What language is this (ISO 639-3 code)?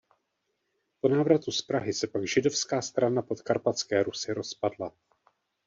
ces